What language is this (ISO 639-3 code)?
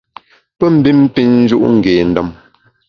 bax